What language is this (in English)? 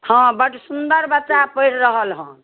Maithili